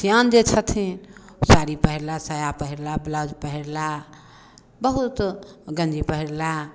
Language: Maithili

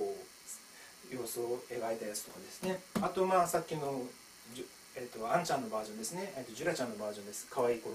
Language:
Japanese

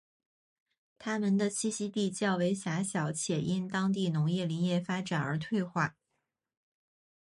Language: Chinese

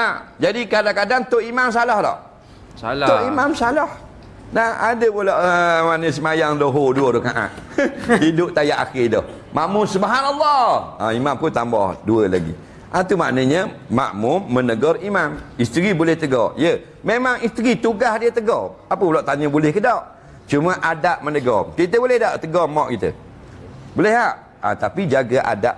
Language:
Malay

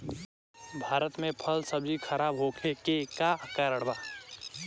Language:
Bhojpuri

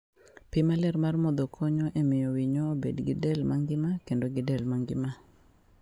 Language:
Luo (Kenya and Tanzania)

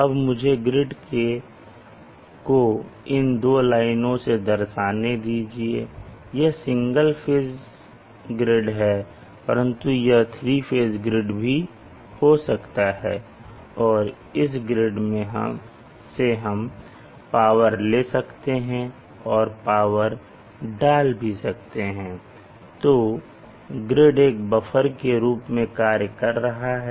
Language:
Hindi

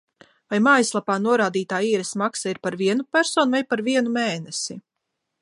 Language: Latvian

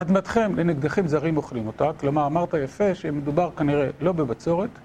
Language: Hebrew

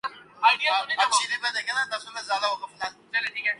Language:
Urdu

